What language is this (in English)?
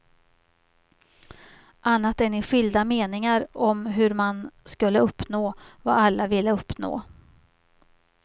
Swedish